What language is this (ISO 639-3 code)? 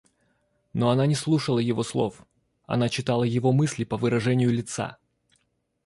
rus